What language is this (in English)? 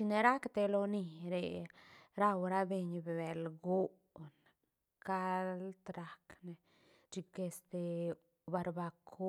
Santa Catarina Albarradas Zapotec